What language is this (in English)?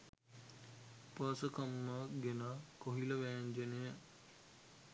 Sinhala